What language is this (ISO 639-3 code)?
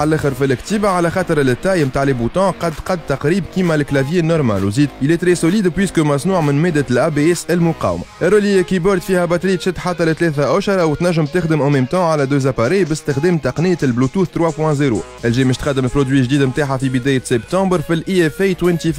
ara